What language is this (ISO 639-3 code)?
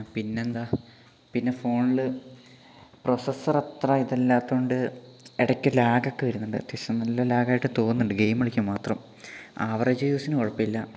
mal